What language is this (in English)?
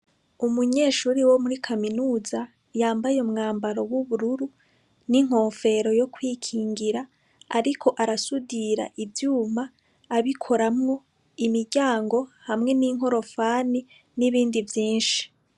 Rundi